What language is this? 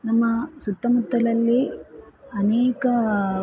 Kannada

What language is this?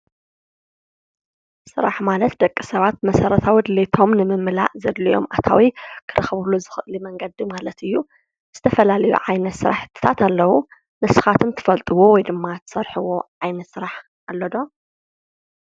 Tigrinya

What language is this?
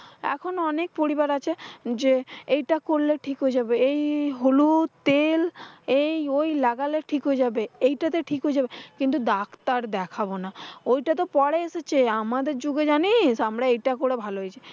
Bangla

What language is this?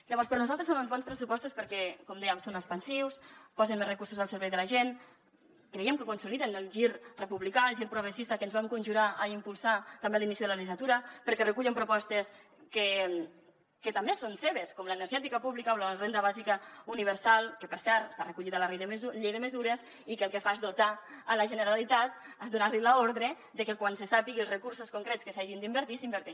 Catalan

